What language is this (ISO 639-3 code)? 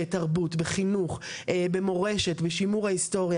heb